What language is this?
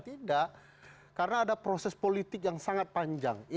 Indonesian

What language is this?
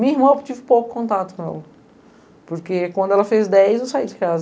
Portuguese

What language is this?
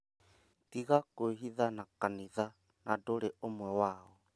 Kikuyu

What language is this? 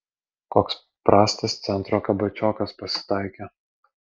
Lithuanian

